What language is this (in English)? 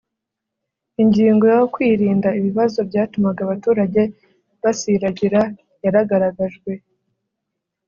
Kinyarwanda